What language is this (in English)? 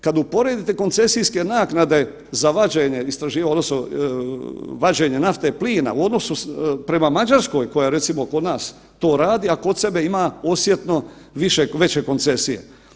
Croatian